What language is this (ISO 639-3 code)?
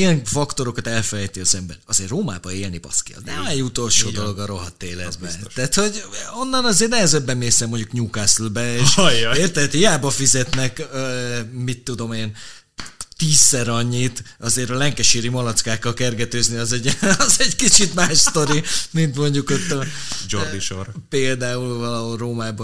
hun